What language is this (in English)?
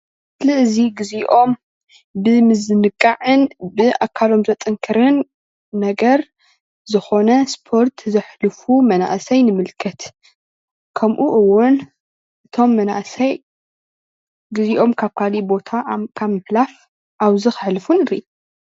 Tigrinya